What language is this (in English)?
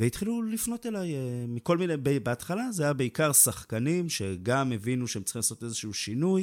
Hebrew